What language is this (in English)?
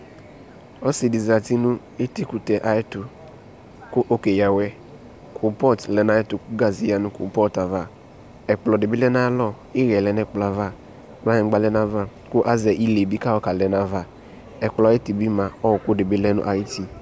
Ikposo